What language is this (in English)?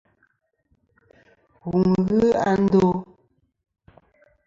Kom